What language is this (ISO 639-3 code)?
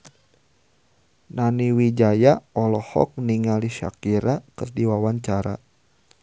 sun